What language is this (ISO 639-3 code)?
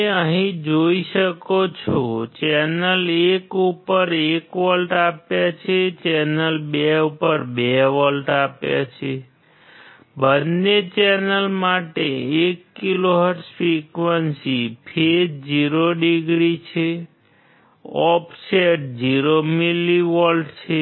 guj